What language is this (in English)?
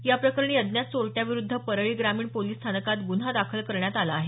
Marathi